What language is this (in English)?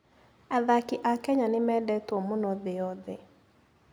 Kikuyu